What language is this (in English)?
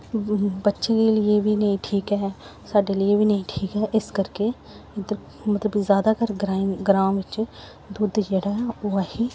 Dogri